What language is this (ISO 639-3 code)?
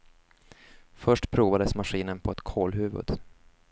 swe